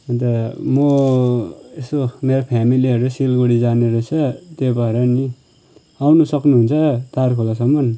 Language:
Nepali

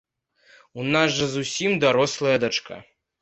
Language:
Belarusian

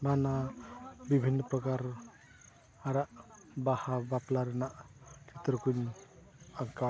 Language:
Santali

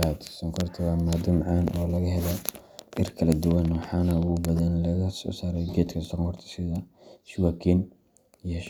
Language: Somali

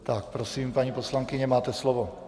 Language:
Czech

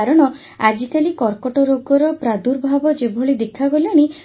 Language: Odia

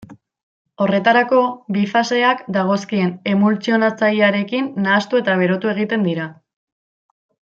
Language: Basque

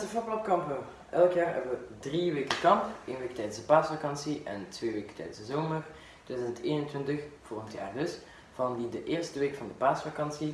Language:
Dutch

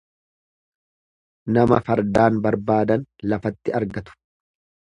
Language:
Oromo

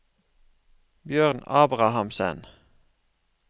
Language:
Norwegian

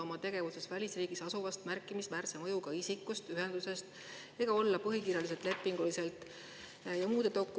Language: Estonian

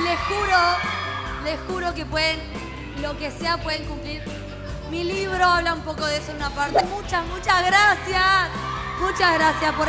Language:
Spanish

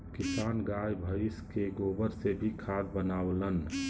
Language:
Bhojpuri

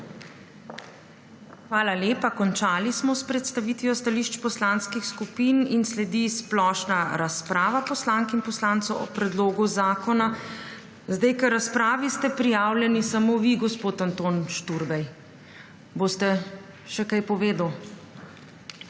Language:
Slovenian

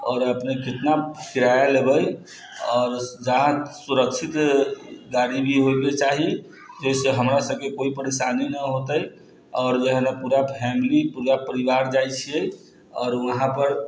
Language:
Maithili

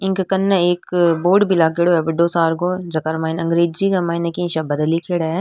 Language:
Rajasthani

